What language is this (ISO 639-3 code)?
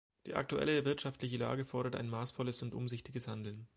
deu